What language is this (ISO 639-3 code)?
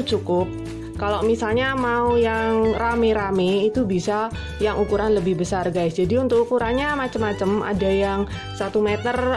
ind